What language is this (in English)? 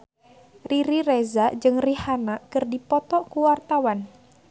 Sundanese